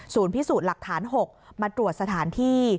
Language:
Thai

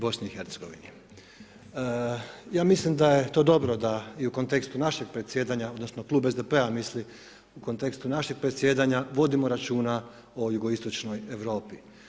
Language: Croatian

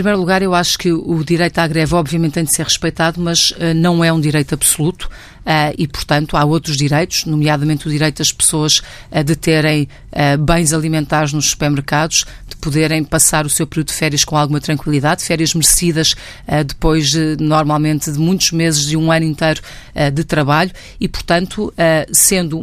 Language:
Portuguese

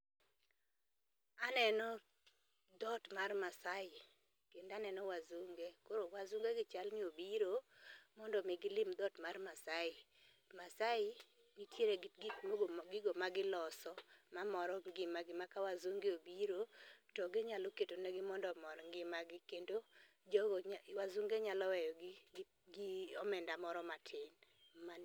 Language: Luo (Kenya and Tanzania)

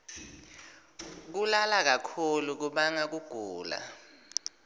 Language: Swati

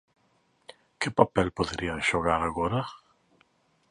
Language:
Galician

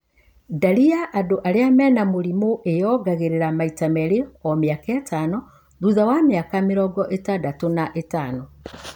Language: Kikuyu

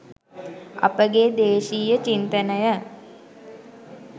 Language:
Sinhala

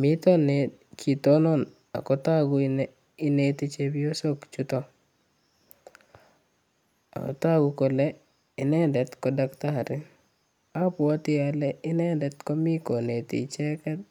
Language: Kalenjin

